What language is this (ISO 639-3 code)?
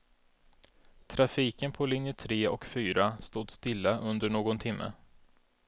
swe